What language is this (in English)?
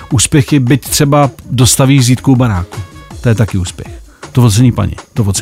Czech